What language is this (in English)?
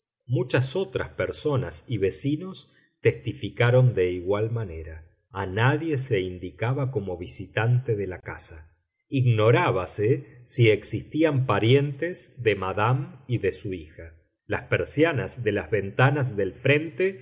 Spanish